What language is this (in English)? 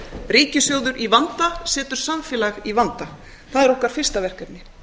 Icelandic